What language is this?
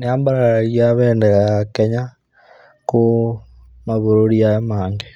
Kikuyu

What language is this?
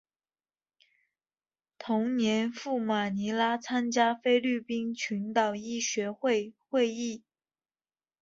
Chinese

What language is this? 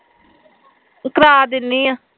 Punjabi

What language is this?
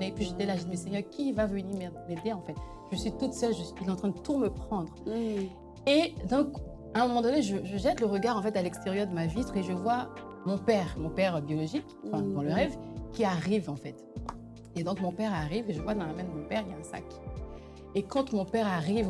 French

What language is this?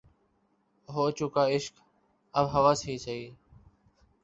Urdu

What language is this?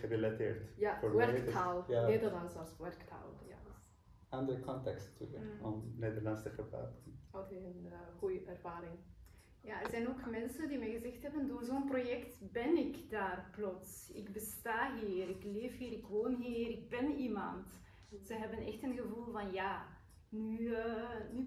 Dutch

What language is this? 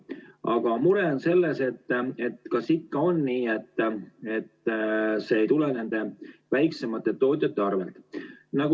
Estonian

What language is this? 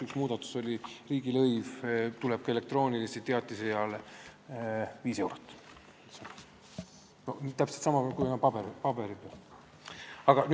Estonian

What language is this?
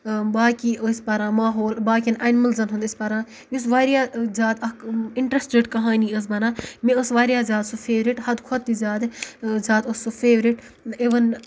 Kashmiri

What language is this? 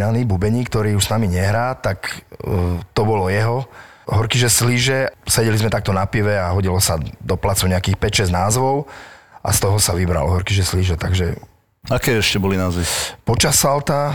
Slovak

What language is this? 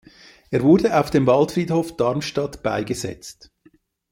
German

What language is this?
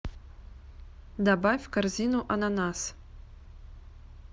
Russian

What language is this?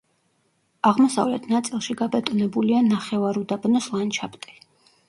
Georgian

